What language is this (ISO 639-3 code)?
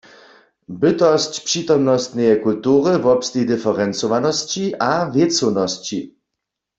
hsb